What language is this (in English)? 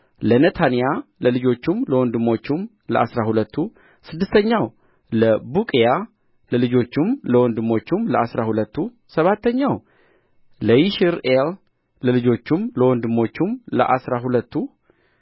Amharic